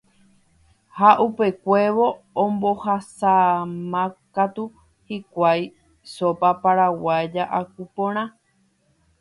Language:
Guarani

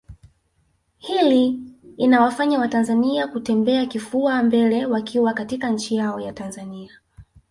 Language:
Swahili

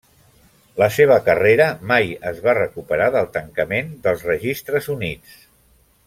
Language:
Catalan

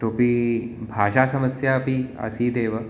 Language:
Sanskrit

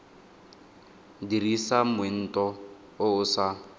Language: Tswana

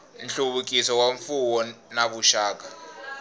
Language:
Tsonga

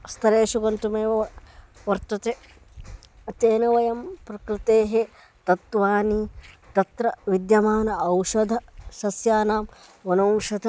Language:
Sanskrit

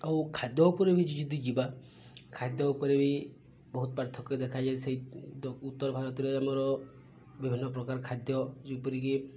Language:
Odia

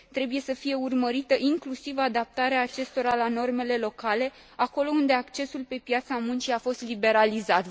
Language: Romanian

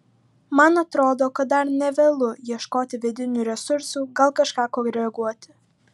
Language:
Lithuanian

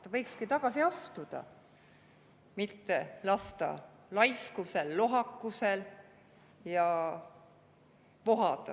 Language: Estonian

